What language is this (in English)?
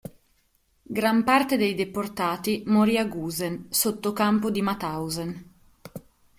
Italian